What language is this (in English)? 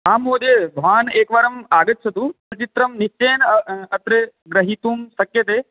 Sanskrit